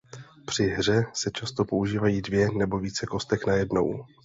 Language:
Czech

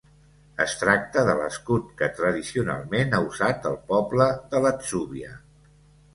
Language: Catalan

